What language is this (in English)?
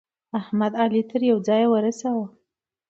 Pashto